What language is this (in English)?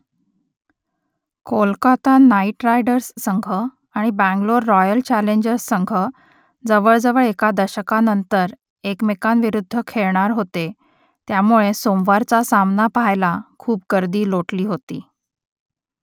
Marathi